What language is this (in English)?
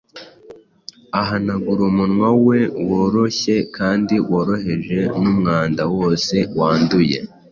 Kinyarwanda